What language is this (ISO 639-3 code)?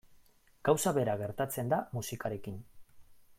eus